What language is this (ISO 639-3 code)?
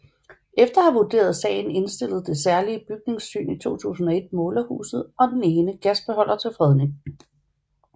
dan